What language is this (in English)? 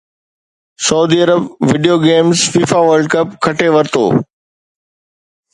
Sindhi